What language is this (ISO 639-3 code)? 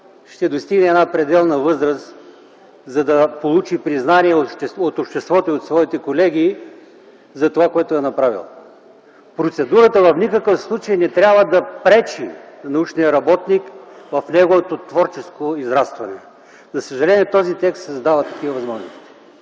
bul